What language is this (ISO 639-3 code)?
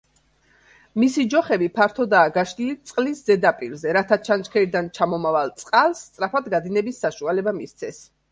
kat